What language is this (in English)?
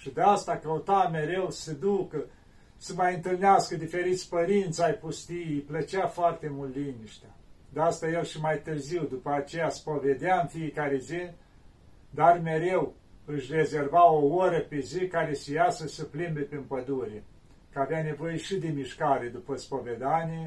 Romanian